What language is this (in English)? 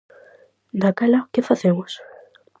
Galician